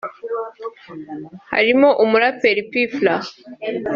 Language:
Kinyarwanda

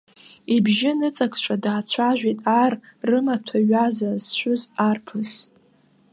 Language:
Abkhazian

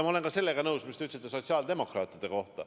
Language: Estonian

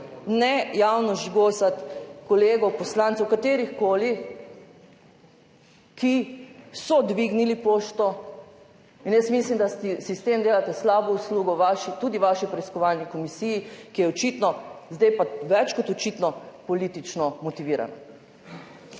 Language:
Slovenian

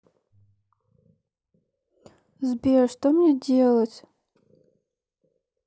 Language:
Russian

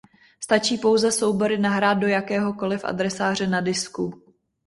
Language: Czech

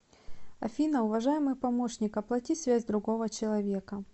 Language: Russian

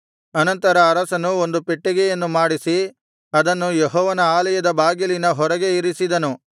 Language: Kannada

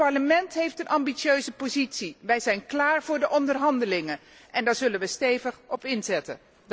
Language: Dutch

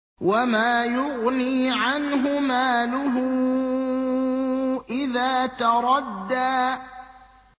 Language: Arabic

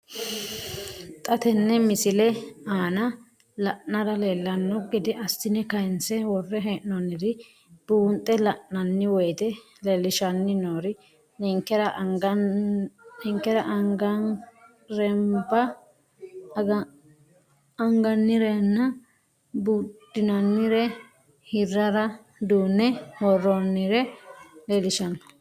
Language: Sidamo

